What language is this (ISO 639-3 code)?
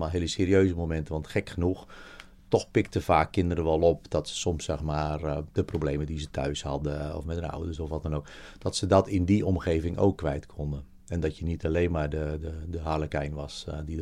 nld